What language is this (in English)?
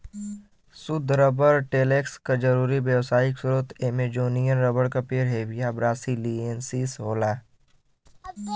Bhojpuri